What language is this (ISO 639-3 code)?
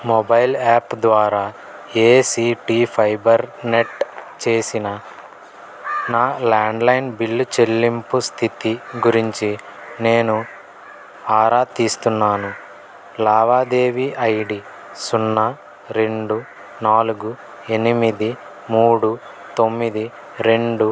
tel